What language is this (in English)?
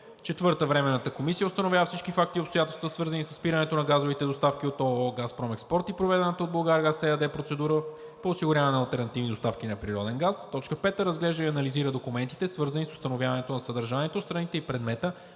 Bulgarian